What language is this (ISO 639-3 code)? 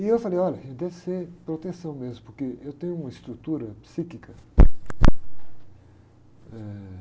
por